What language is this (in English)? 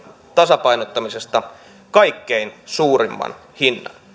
Finnish